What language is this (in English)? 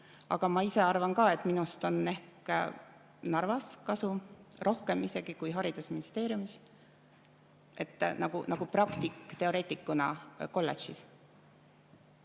Estonian